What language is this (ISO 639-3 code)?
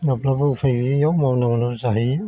brx